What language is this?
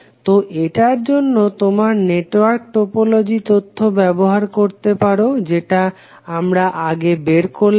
Bangla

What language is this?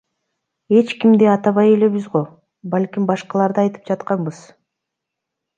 Kyrgyz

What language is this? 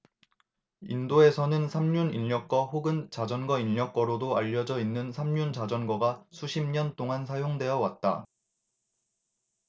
Korean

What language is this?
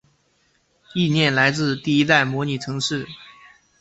Chinese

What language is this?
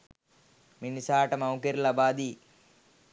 Sinhala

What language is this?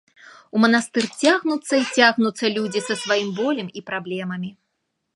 Belarusian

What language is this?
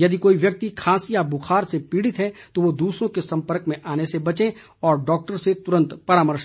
Hindi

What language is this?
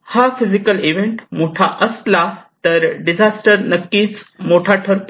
Marathi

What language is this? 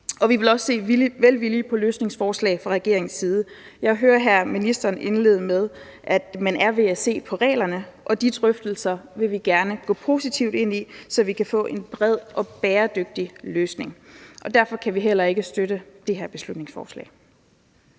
Danish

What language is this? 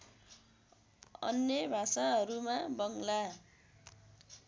Nepali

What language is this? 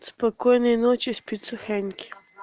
Russian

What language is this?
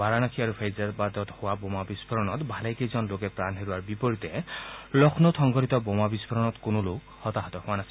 Assamese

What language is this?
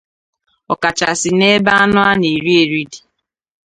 Igbo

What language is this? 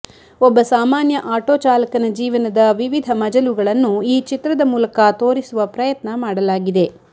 Kannada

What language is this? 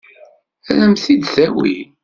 Kabyle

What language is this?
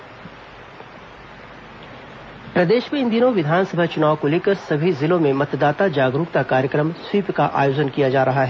Hindi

